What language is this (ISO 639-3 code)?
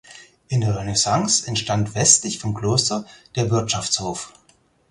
deu